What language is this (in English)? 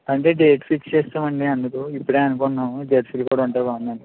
Telugu